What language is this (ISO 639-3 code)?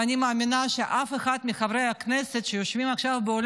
heb